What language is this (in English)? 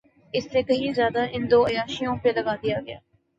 Urdu